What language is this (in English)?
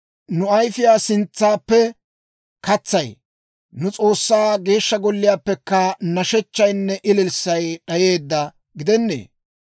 Dawro